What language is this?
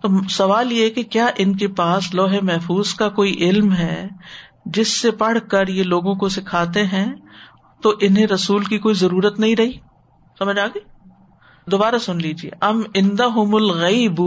Urdu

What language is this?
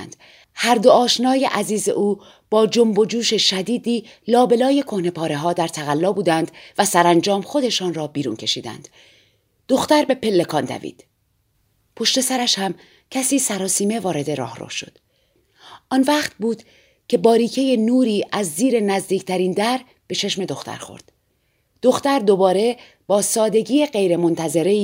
Persian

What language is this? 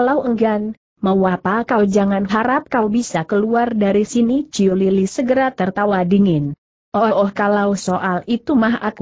Indonesian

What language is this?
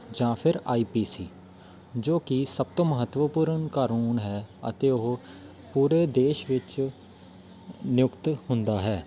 Punjabi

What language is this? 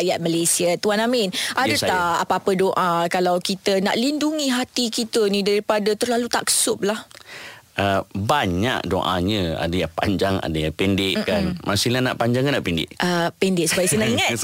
Malay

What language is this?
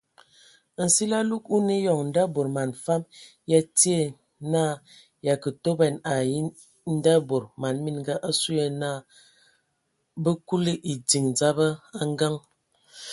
Ewondo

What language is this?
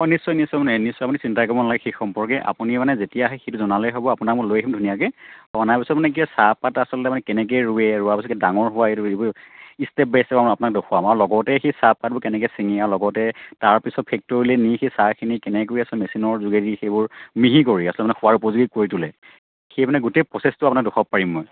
Assamese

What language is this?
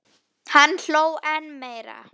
Icelandic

